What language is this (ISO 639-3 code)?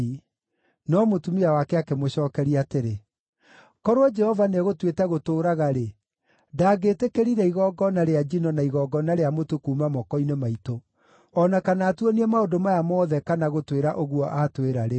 kik